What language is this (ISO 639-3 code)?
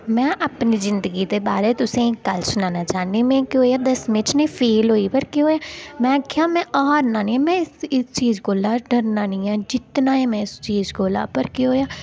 doi